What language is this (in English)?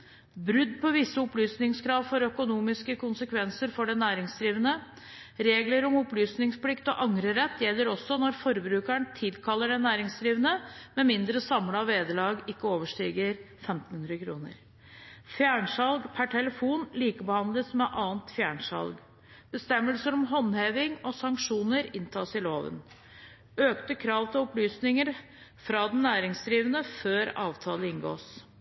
Norwegian Bokmål